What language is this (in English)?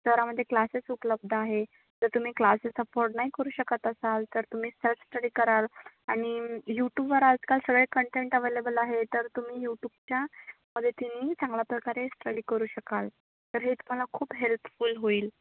Marathi